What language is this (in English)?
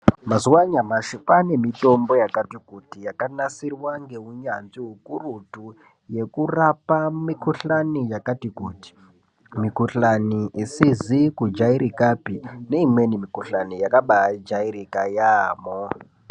Ndau